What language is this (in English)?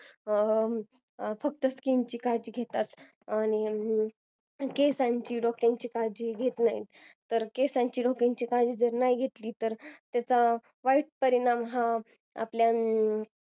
Marathi